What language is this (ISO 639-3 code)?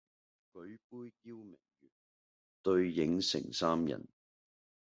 yue